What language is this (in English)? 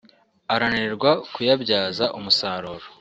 Kinyarwanda